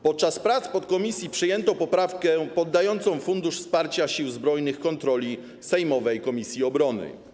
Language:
Polish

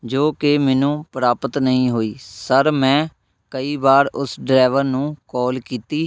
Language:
Punjabi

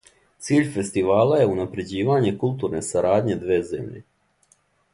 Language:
Serbian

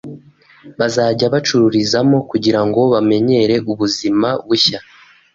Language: Kinyarwanda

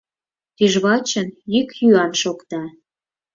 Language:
Mari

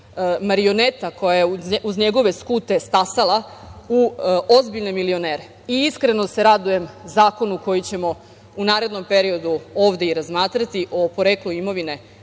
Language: Serbian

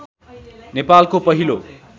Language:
Nepali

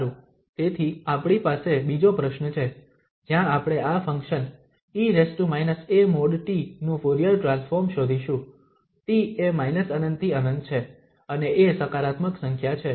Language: Gujarati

